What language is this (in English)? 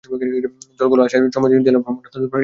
Bangla